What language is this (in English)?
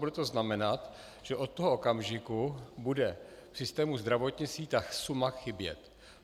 Czech